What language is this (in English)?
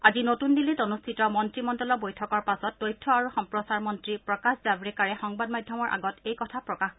Assamese